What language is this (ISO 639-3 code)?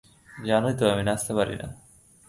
ben